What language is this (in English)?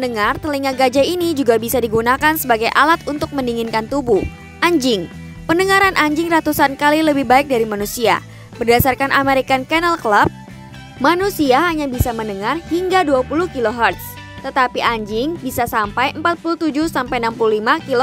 Indonesian